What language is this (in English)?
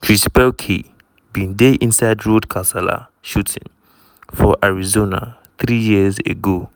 Nigerian Pidgin